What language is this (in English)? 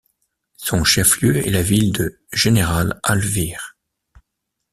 French